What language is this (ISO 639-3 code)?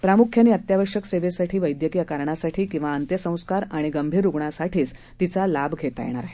mar